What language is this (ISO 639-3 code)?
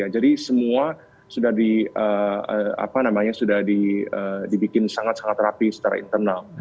ind